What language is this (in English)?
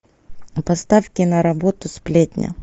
Russian